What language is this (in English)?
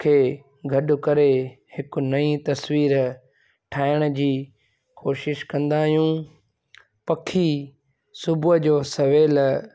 Sindhi